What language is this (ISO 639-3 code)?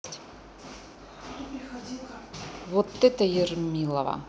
rus